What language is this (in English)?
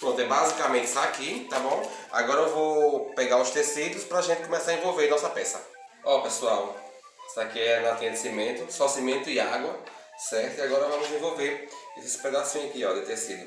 Portuguese